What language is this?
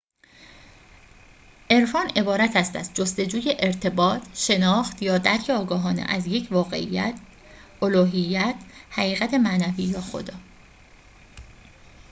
Persian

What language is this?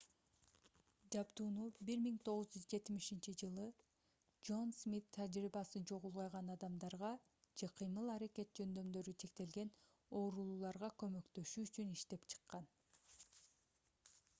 Kyrgyz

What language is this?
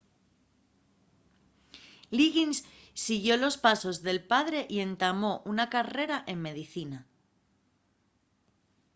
Asturian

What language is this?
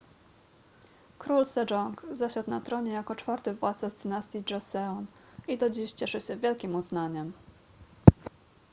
Polish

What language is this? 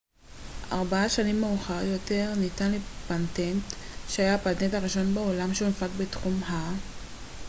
Hebrew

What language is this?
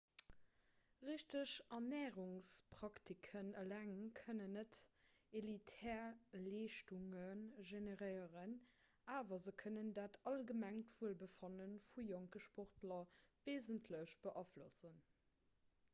Luxembourgish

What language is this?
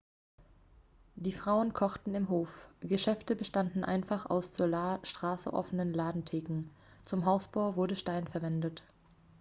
German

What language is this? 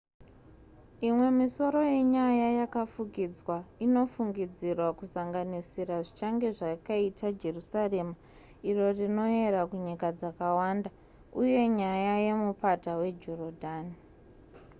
Shona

